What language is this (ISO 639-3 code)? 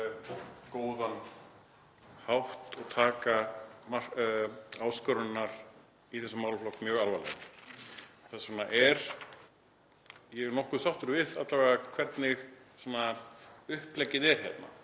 isl